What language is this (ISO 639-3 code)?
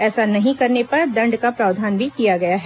hin